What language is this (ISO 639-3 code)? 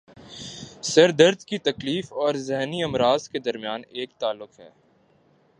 urd